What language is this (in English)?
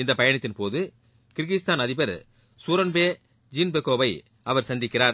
Tamil